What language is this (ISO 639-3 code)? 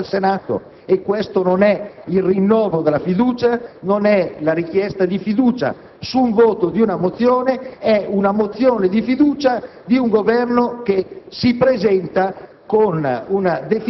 ita